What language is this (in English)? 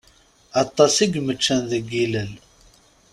Kabyle